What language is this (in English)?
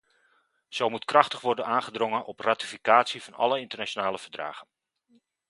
Dutch